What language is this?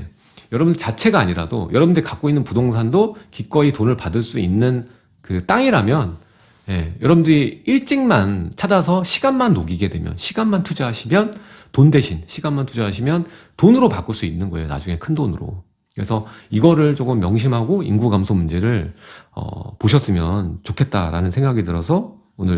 Korean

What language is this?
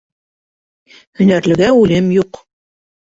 Bashkir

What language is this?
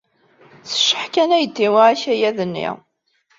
Kabyle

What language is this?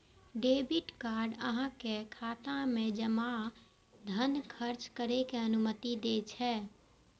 Maithili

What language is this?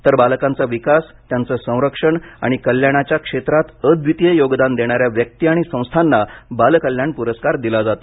Marathi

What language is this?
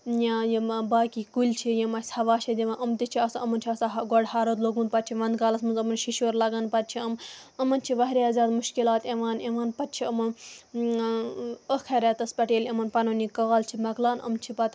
Kashmiri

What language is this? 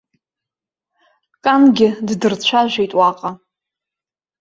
Abkhazian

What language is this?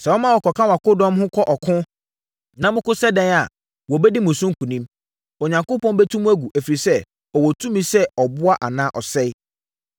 Akan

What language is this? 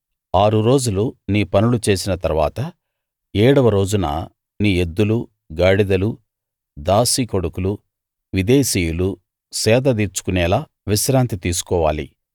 Telugu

